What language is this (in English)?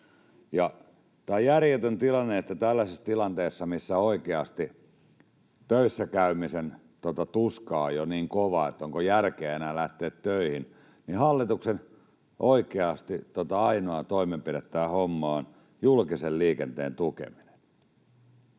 Finnish